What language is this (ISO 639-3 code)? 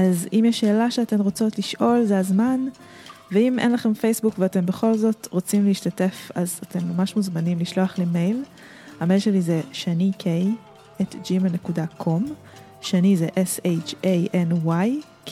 heb